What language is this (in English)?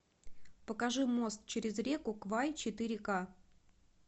Russian